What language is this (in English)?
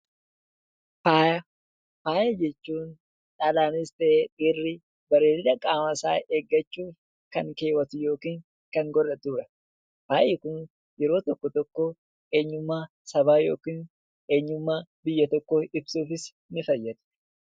Oromo